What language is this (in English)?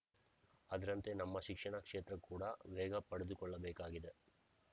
Kannada